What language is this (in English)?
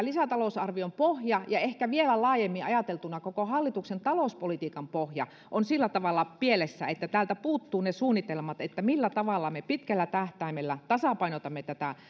Finnish